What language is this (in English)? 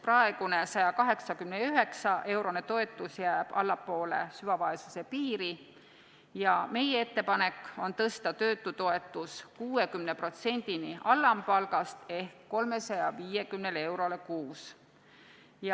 Estonian